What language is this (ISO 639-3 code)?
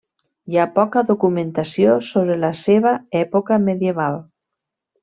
cat